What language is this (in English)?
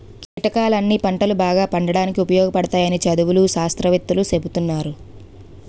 Telugu